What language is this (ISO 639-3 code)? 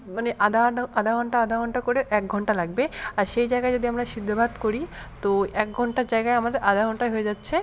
ben